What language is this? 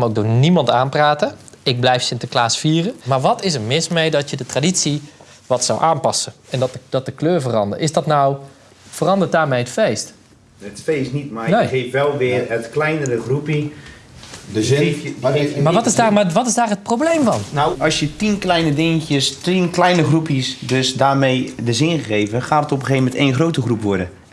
Dutch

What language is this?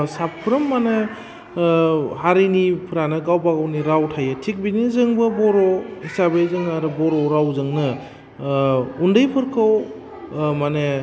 Bodo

